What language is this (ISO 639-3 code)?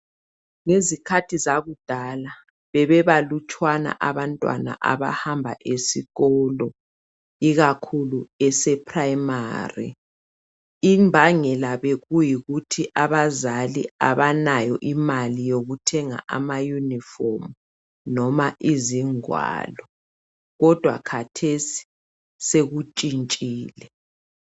nde